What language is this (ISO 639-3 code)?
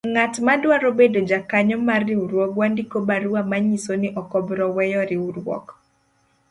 luo